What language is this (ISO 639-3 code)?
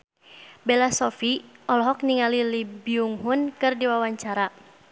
sun